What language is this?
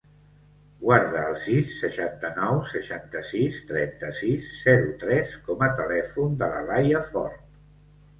Catalan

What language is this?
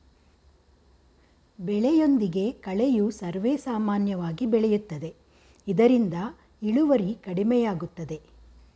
Kannada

